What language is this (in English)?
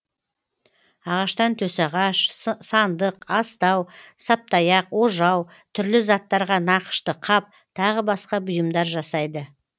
Kazakh